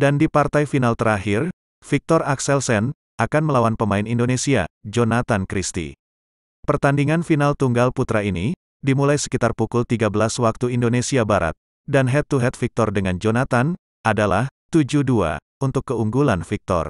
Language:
Indonesian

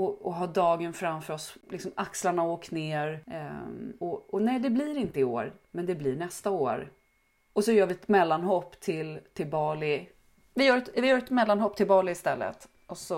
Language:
Swedish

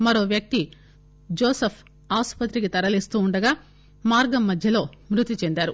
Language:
Telugu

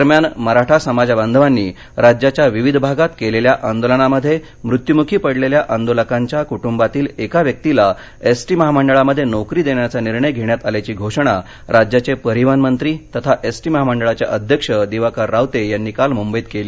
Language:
Marathi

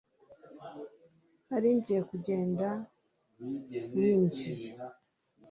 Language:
Kinyarwanda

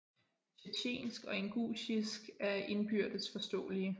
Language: Danish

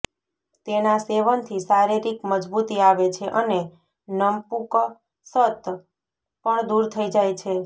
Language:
Gujarati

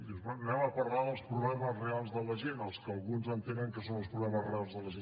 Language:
Catalan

